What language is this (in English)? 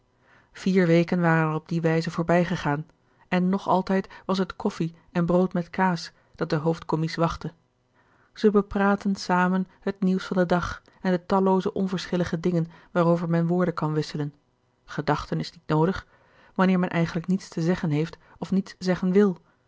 Dutch